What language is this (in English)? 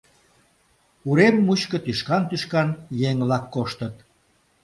Mari